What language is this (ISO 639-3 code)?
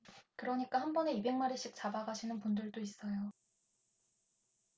kor